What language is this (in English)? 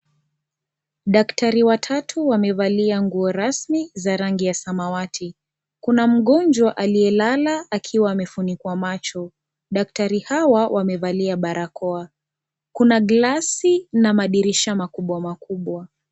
Swahili